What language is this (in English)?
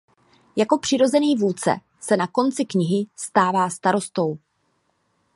Czech